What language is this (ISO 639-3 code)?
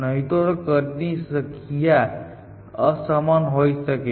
guj